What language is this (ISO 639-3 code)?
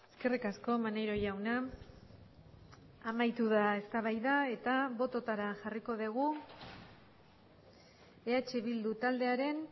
eus